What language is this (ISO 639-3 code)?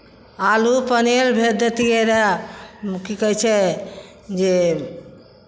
mai